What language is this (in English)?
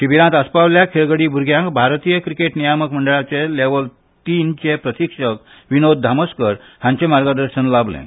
Konkani